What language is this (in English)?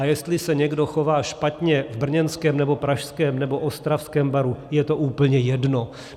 Czech